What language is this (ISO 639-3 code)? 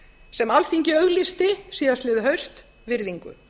isl